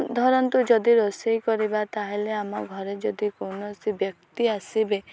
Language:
Odia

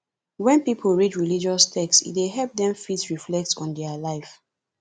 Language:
Nigerian Pidgin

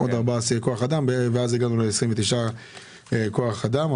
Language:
Hebrew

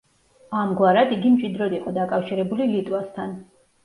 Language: Georgian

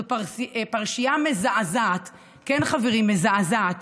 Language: Hebrew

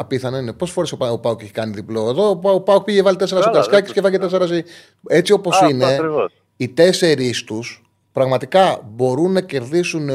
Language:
Greek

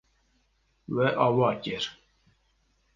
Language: Kurdish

